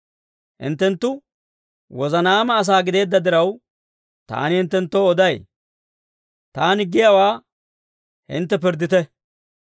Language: Dawro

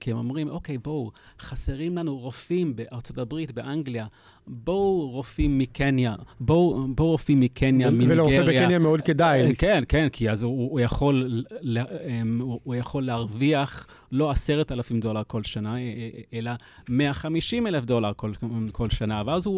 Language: Hebrew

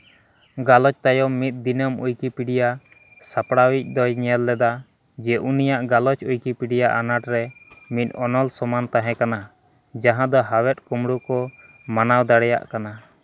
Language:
Santali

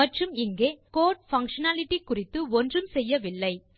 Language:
Tamil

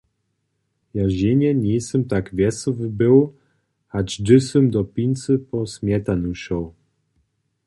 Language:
Upper Sorbian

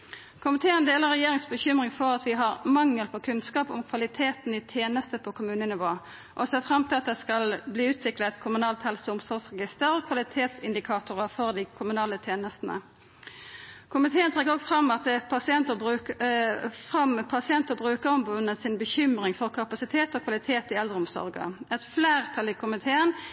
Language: Norwegian Nynorsk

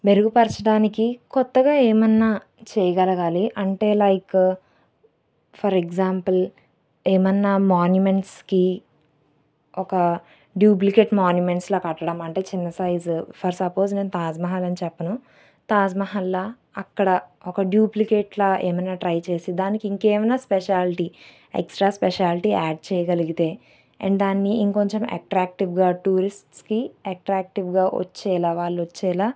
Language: Telugu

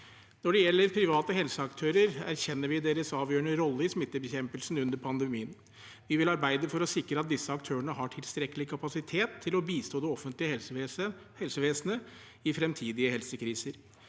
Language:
Norwegian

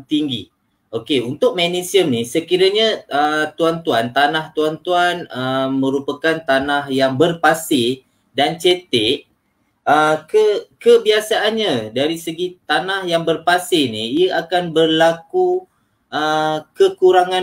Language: Malay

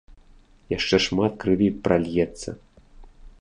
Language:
Belarusian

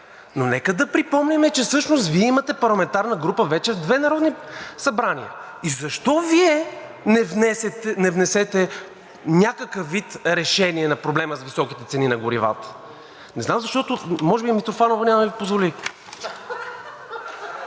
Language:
Bulgarian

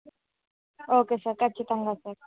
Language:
Telugu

